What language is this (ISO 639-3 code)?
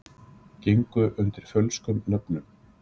isl